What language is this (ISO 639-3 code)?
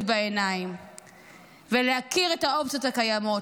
heb